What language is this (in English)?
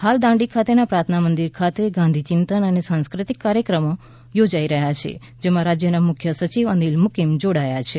Gujarati